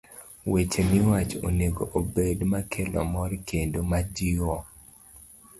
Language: Luo (Kenya and Tanzania)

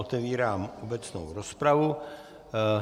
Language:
Czech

